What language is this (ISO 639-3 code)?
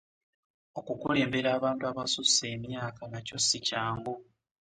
lug